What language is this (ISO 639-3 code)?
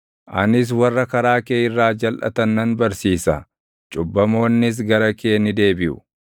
orm